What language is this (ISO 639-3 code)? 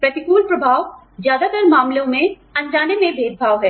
hin